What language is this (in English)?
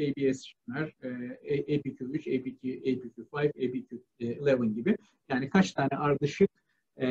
Turkish